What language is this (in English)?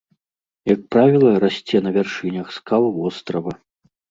Belarusian